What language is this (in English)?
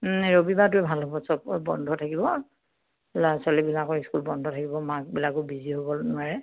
Assamese